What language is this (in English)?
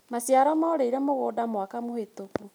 Kikuyu